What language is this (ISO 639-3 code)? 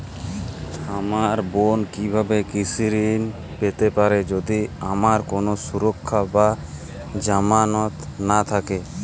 ben